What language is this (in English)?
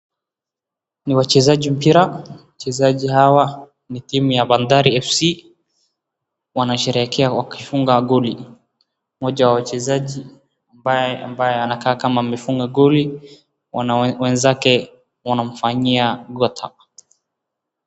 Swahili